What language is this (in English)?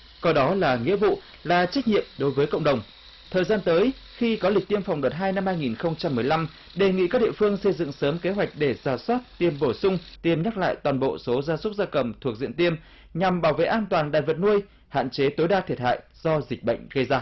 Vietnamese